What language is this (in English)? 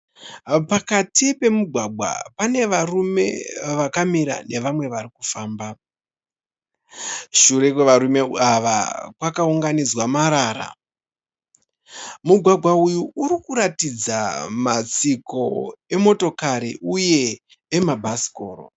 Shona